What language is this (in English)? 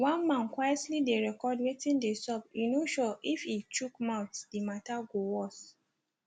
Nigerian Pidgin